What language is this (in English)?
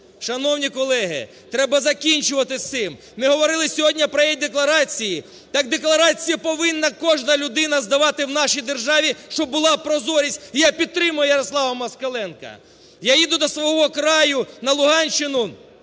Ukrainian